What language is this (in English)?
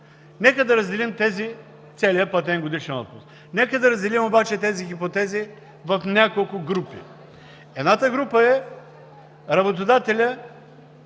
Bulgarian